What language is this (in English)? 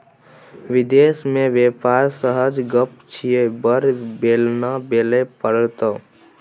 Maithili